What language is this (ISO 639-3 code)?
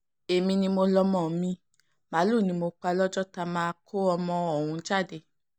yor